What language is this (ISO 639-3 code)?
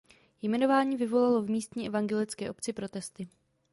ces